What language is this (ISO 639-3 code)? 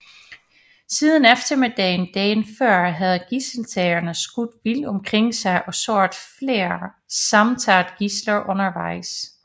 dan